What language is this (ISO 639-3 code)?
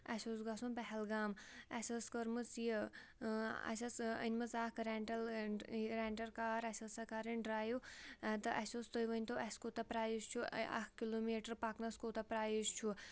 kas